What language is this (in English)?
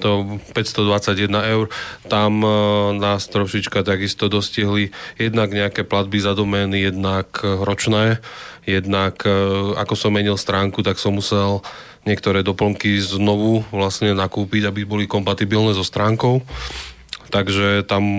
Slovak